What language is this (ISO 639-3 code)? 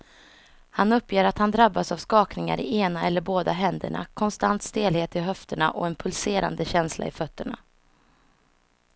swe